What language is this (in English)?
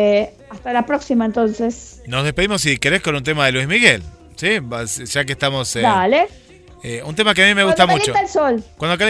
Spanish